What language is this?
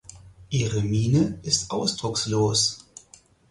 German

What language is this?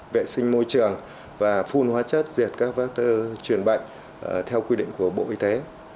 Vietnamese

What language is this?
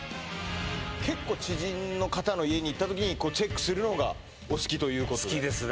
Japanese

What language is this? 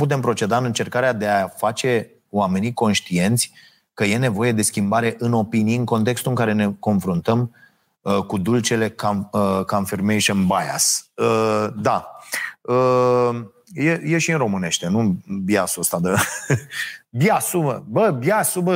Romanian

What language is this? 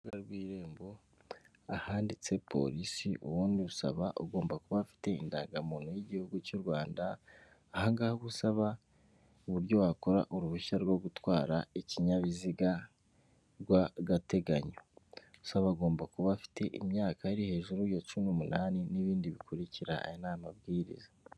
Kinyarwanda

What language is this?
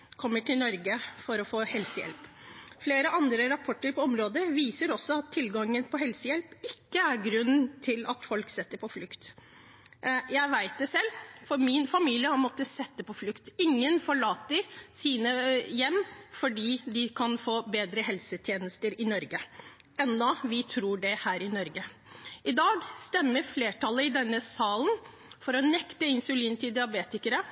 Norwegian Bokmål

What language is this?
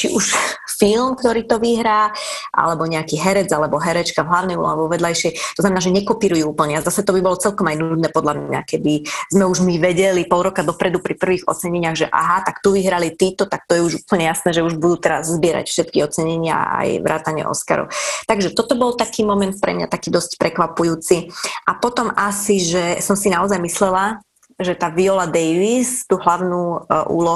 Slovak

